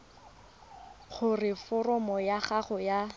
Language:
Tswana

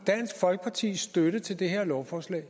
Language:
Danish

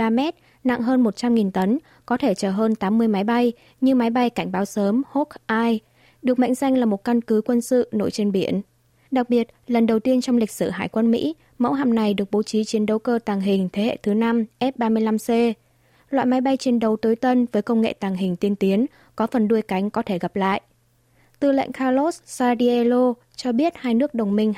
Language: Vietnamese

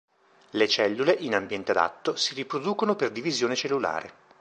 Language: Italian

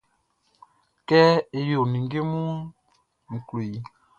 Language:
Baoulé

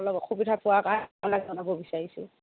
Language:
Assamese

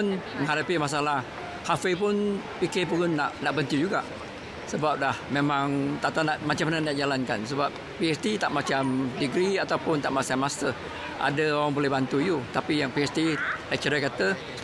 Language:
Malay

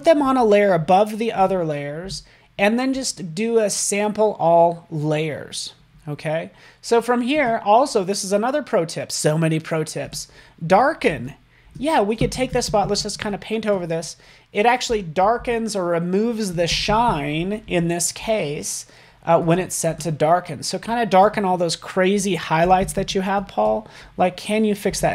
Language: English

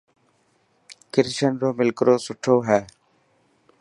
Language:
Dhatki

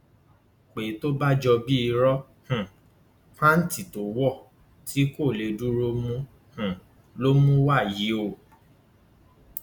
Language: Yoruba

